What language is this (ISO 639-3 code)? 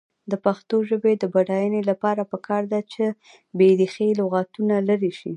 pus